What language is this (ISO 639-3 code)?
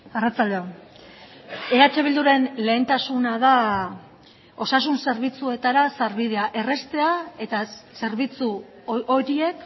eus